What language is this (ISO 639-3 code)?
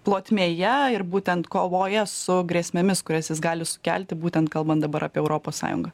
lit